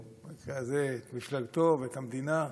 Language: Hebrew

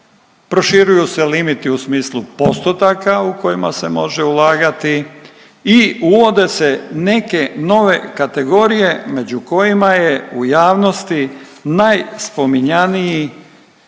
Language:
Croatian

